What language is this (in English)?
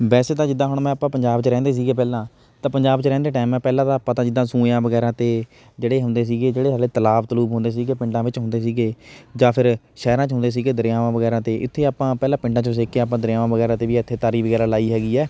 Punjabi